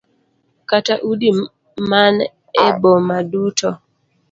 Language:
Luo (Kenya and Tanzania)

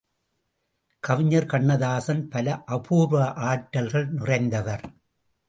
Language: Tamil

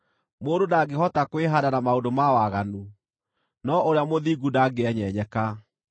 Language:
Kikuyu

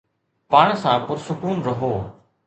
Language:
Sindhi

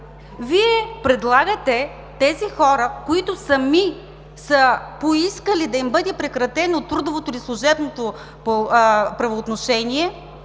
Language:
Bulgarian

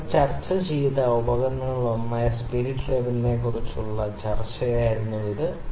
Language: Malayalam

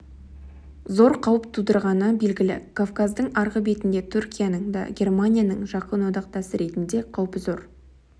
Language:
Kazakh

